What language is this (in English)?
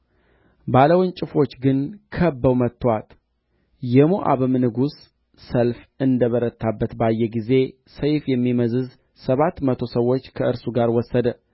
Amharic